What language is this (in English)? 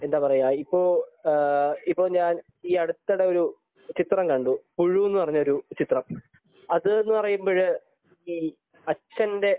Malayalam